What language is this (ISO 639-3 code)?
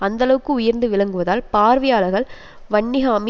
tam